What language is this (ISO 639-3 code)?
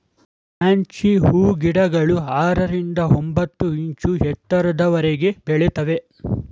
kan